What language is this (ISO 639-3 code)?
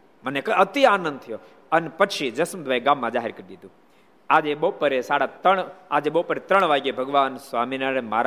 guj